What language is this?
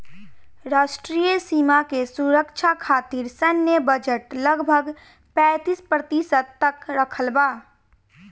Bhojpuri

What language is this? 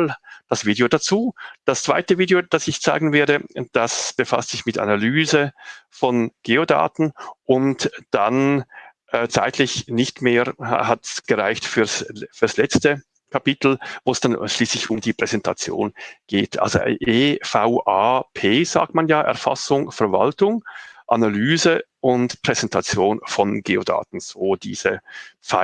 German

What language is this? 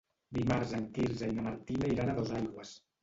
Catalan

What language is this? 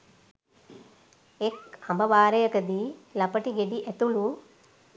Sinhala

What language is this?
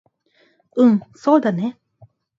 Japanese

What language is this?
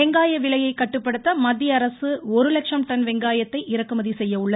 Tamil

